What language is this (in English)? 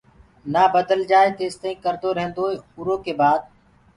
Gurgula